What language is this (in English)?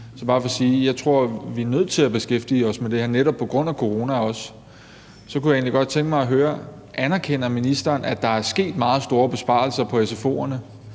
Danish